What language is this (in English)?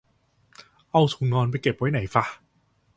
Thai